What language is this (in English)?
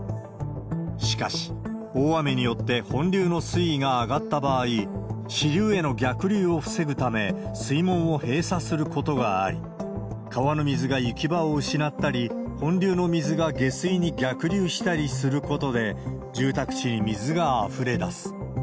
Japanese